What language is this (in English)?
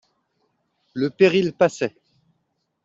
French